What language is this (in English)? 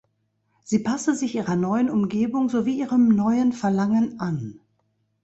German